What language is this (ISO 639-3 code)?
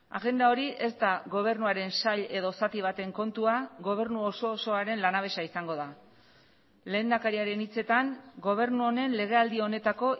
eus